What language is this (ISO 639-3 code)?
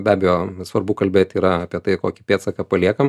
lit